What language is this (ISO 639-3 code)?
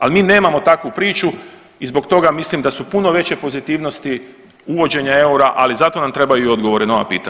hrv